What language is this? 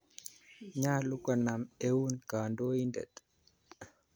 Kalenjin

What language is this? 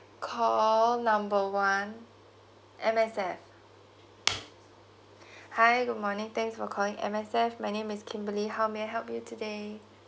English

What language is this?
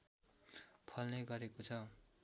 Nepali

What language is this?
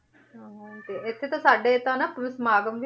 Punjabi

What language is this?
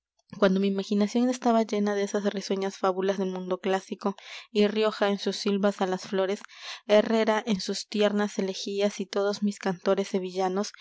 Spanish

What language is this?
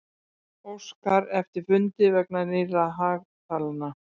Icelandic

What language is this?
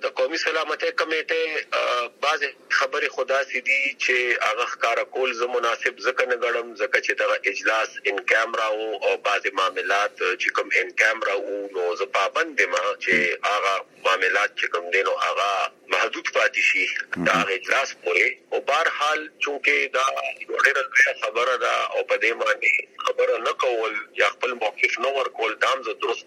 Urdu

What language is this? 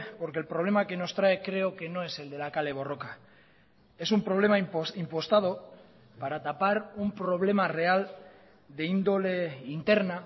Spanish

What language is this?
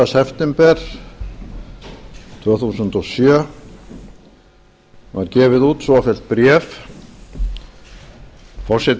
Icelandic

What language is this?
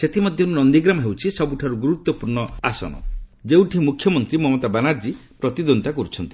Odia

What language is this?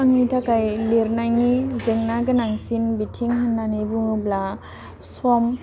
Bodo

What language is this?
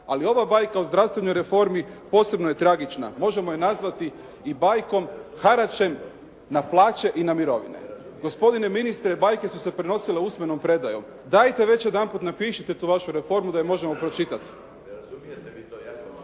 Croatian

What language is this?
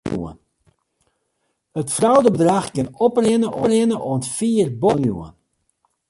Western Frisian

